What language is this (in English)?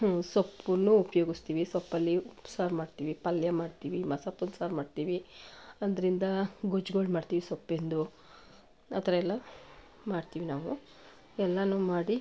Kannada